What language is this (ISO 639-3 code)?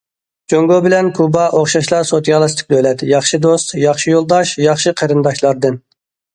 uig